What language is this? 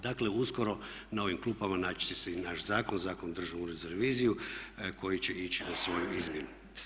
Croatian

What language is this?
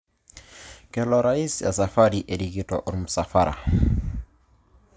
Masai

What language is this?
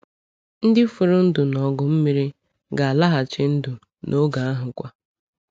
Igbo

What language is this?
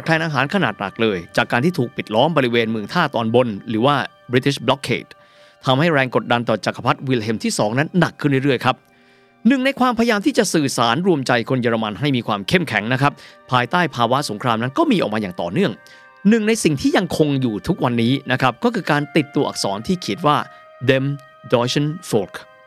Thai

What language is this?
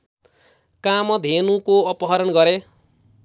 Nepali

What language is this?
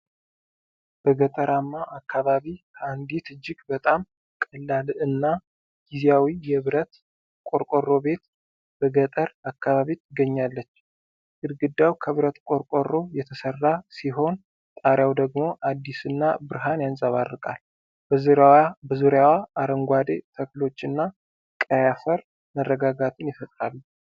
Amharic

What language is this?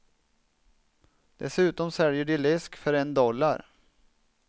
Swedish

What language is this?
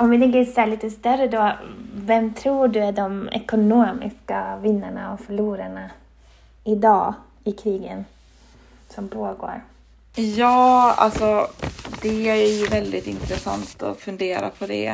Swedish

